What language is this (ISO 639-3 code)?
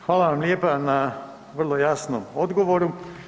hrv